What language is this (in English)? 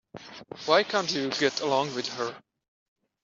English